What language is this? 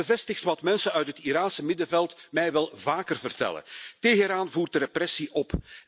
Dutch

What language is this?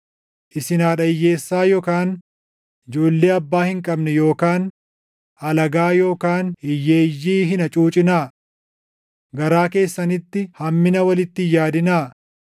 Oromo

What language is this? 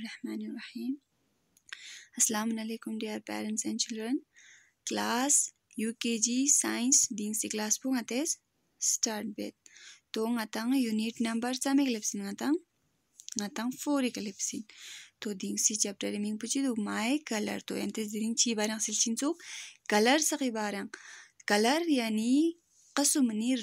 Arabic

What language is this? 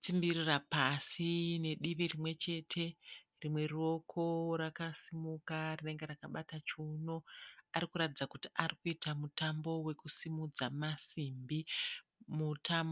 Shona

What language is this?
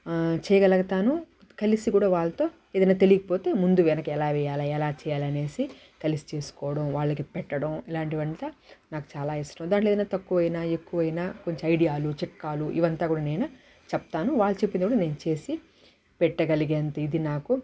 Telugu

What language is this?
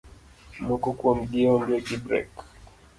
Luo (Kenya and Tanzania)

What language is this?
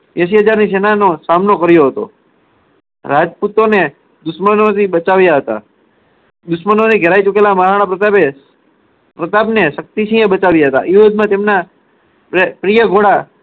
Gujarati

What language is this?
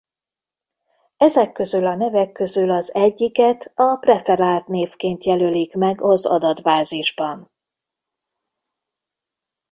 Hungarian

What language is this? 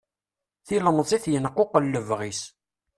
Kabyle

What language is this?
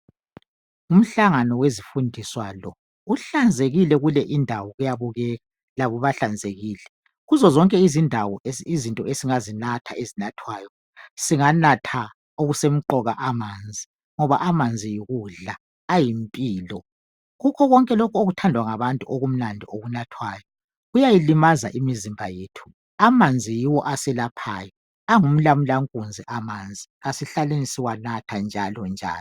North Ndebele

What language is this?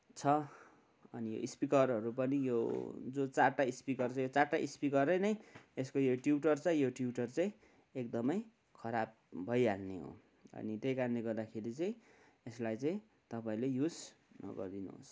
Nepali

